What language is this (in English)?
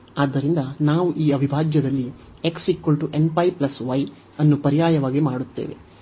Kannada